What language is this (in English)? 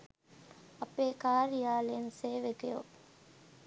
Sinhala